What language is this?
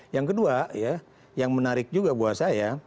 Indonesian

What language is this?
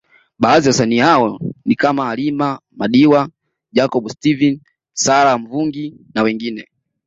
Swahili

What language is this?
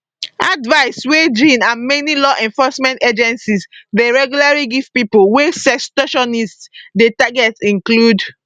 Nigerian Pidgin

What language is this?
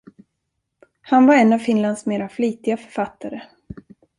Swedish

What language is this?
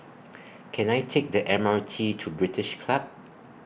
English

